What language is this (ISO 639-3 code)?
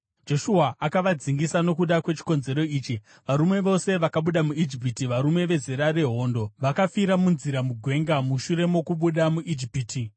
sna